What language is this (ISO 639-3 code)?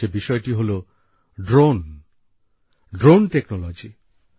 ben